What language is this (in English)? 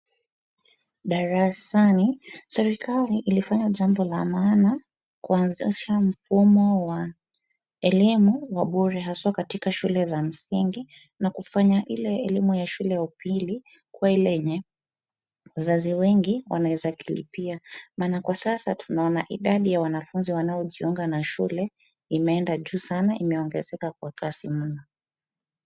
Swahili